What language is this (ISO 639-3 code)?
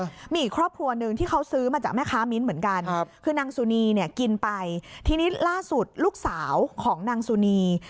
tha